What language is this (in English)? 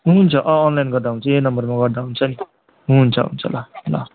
Nepali